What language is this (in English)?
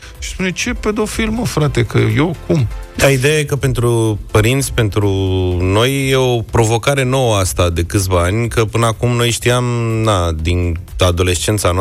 Romanian